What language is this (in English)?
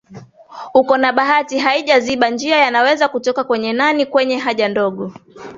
Swahili